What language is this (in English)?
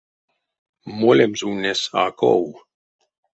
Erzya